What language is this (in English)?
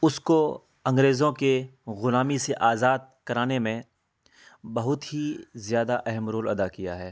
Urdu